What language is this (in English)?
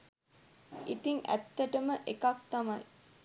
Sinhala